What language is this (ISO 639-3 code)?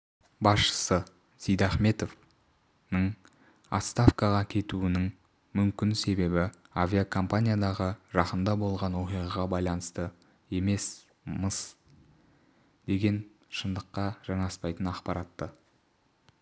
kaz